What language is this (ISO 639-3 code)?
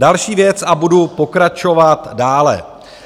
ces